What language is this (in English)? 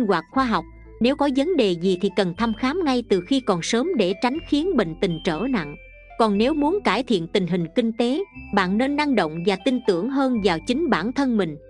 Vietnamese